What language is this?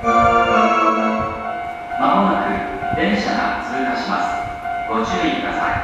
Japanese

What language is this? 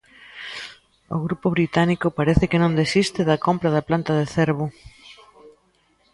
Galician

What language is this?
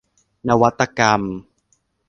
Thai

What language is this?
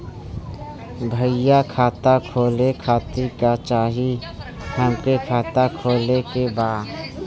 Bhojpuri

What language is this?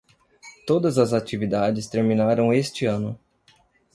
Portuguese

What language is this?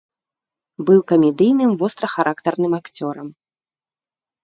Belarusian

